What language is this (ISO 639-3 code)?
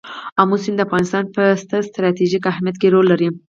pus